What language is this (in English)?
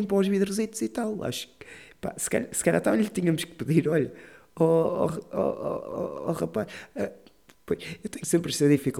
Portuguese